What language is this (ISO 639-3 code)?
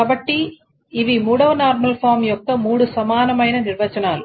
tel